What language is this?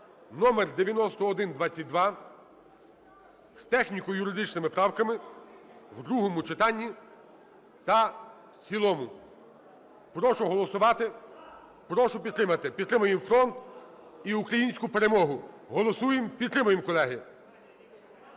Ukrainian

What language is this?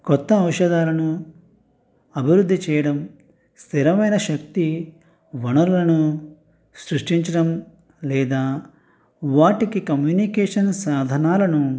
Telugu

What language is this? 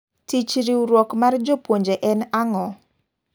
Luo (Kenya and Tanzania)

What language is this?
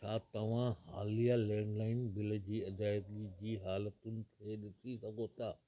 Sindhi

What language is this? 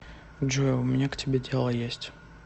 Russian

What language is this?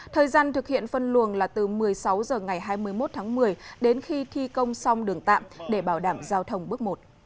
Vietnamese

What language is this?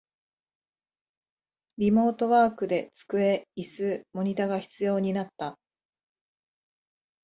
Japanese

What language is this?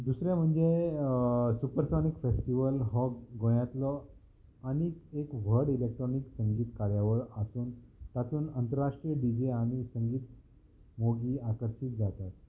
Konkani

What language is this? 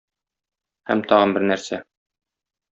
Tatar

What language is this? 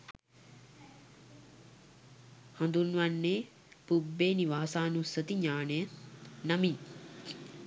Sinhala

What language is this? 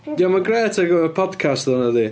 Welsh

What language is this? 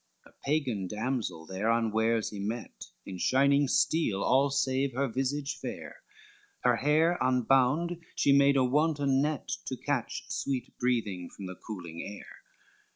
English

